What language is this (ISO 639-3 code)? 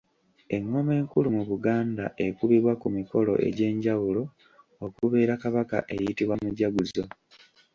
lug